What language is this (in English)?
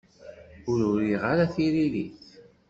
Kabyle